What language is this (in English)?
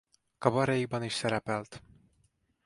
Hungarian